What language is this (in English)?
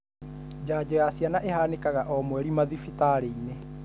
Kikuyu